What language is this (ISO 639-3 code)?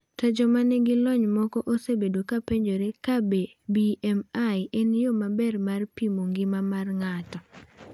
luo